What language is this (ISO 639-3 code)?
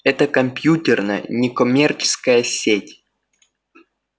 rus